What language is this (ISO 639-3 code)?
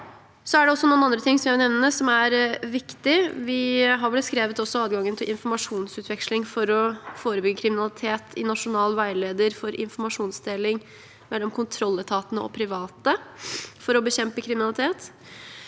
nor